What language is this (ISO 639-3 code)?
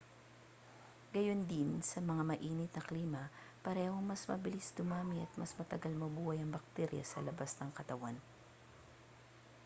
fil